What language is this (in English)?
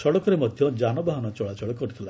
Odia